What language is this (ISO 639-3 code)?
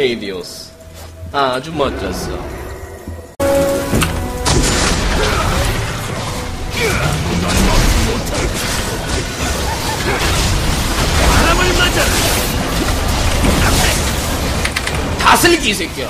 kor